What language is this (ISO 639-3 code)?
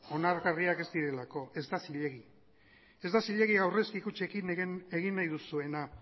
eus